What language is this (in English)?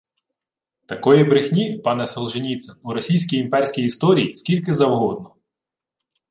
Ukrainian